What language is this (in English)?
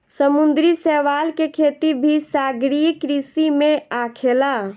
Bhojpuri